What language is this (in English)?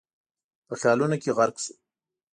Pashto